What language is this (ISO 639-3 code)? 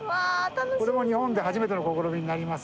jpn